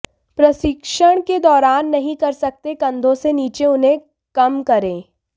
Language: Hindi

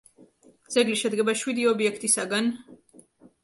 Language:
Georgian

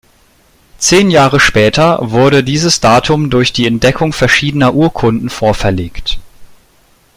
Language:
German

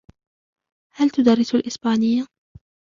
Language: Arabic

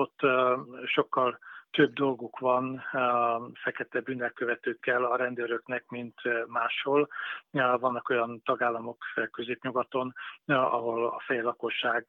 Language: Hungarian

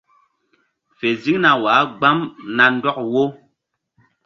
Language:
Mbum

